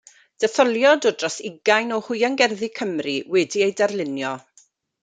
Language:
Welsh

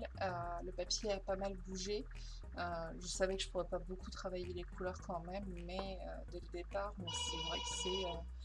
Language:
French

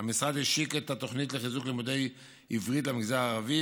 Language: Hebrew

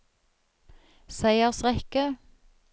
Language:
Norwegian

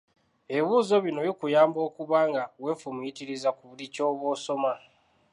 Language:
Ganda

